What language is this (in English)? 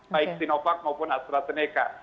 Indonesian